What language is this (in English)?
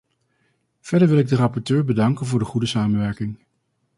Dutch